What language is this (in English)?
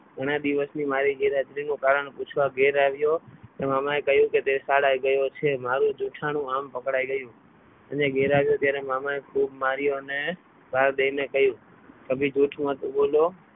Gujarati